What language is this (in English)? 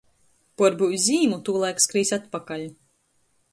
Latgalian